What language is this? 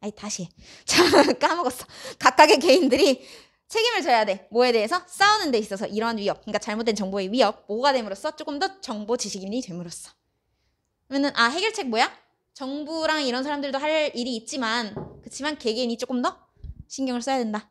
Korean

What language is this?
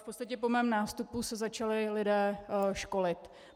Czech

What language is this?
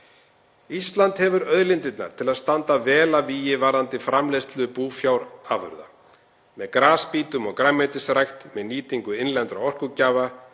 Icelandic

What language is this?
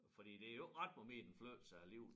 Danish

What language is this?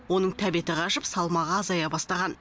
Kazakh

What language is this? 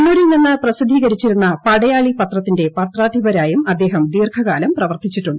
Malayalam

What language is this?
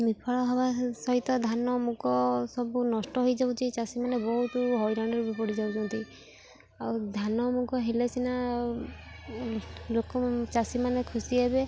Odia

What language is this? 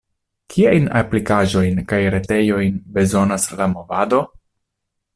Esperanto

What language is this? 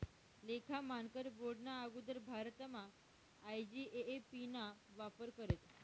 Marathi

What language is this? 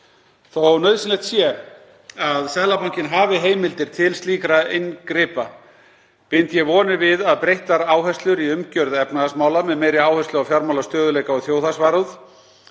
Icelandic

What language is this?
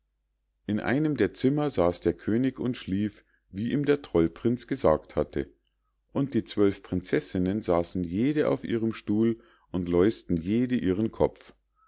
German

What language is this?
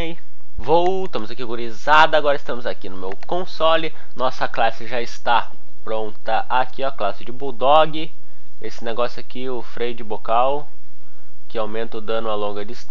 Portuguese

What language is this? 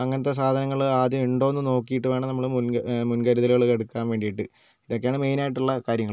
Malayalam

